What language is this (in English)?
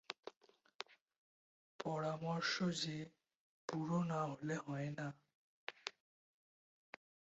Bangla